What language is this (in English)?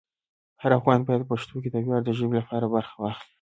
Pashto